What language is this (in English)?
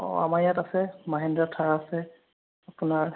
Assamese